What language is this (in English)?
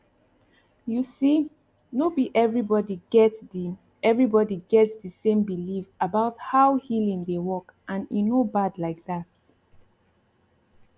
Nigerian Pidgin